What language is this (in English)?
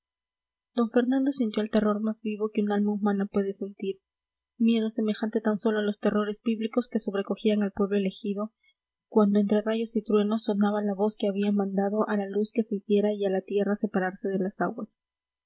Spanish